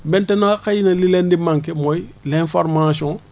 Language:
Wolof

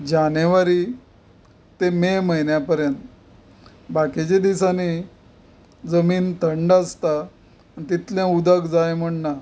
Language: Konkani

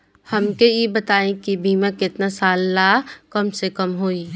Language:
Bhojpuri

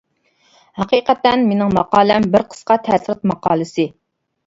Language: Uyghur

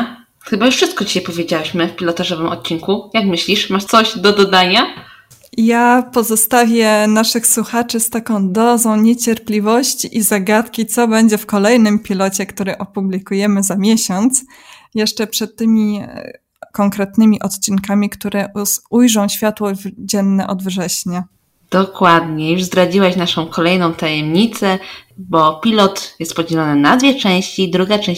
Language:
Polish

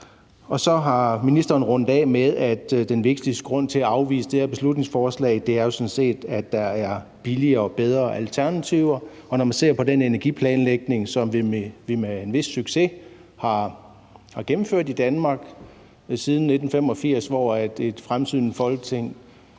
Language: Danish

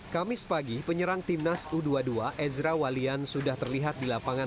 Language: Indonesian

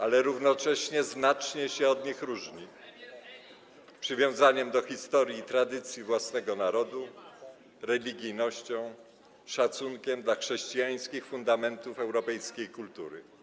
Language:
Polish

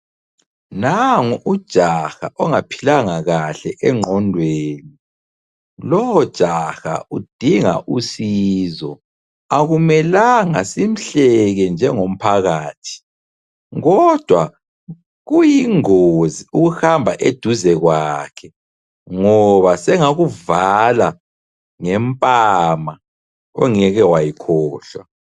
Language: North Ndebele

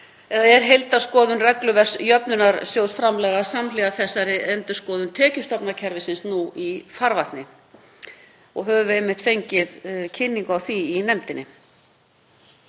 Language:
Icelandic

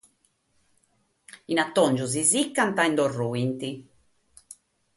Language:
Sardinian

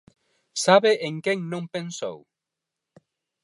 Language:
Galician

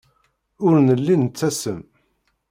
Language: Kabyle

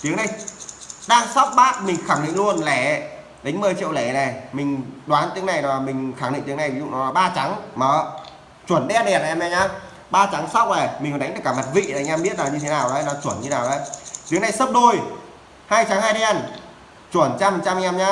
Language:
Vietnamese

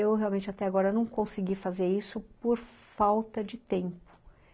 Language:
Portuguese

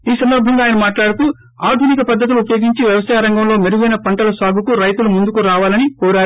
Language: Telugu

